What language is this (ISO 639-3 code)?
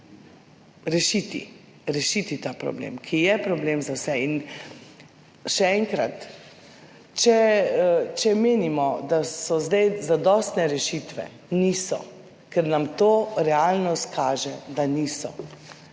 slv